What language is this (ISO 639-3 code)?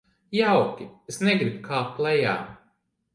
lav